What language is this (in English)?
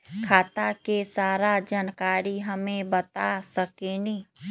Magahi